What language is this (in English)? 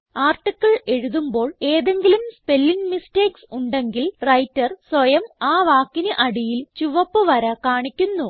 Malayalam